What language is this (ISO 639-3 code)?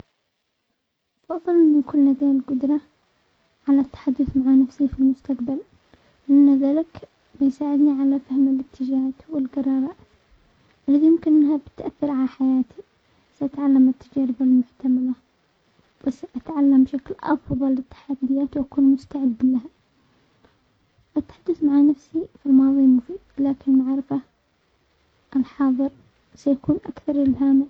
acx